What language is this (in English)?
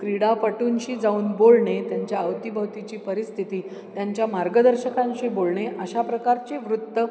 Marathi